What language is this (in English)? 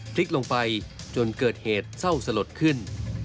Thai